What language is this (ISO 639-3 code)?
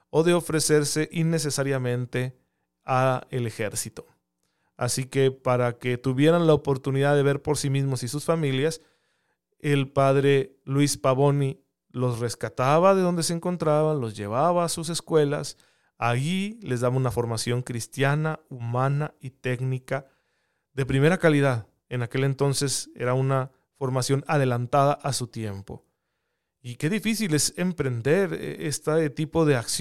spa